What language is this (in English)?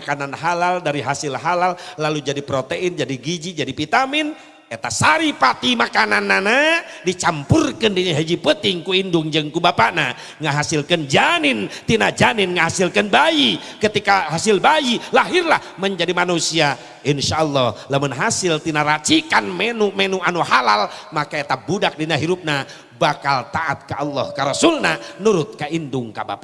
Indonesian